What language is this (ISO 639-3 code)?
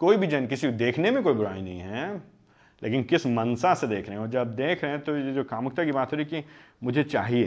hin